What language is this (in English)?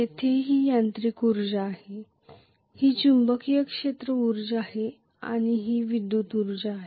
Marathi